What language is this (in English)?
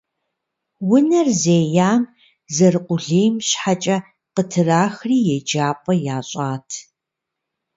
Kabardian